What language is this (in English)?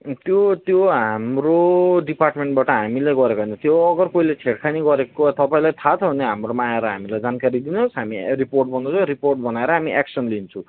Nepali